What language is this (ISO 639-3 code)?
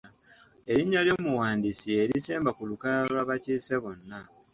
lug